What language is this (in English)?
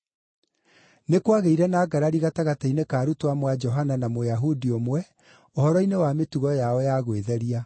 Kikuyu